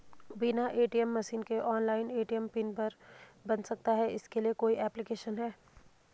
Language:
Hindi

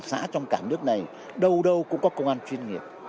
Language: Vietnamese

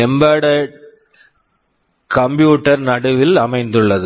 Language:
Tamil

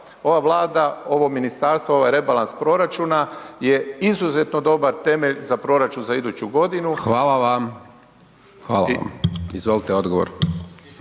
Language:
Croatian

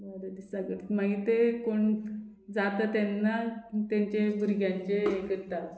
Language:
Konkani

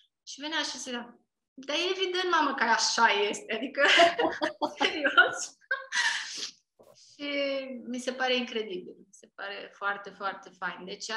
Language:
Romanian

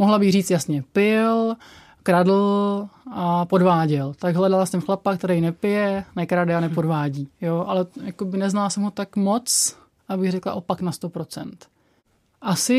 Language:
Czech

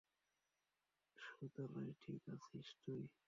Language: Bangla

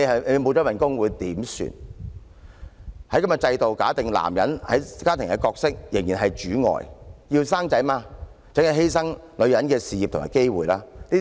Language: Cantonese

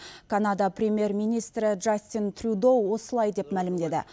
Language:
Kazakh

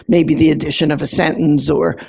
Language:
English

